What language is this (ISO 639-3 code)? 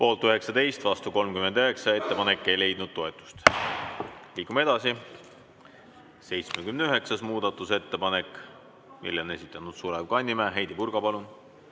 est